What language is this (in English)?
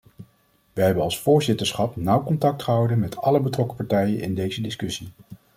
Dutch